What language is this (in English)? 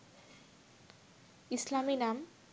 Bangla